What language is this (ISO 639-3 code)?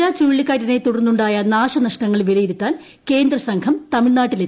mal